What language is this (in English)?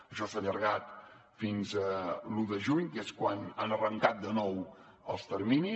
Catalan